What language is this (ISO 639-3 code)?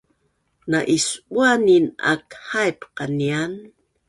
bnn